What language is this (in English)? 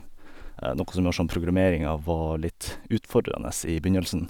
Norwegian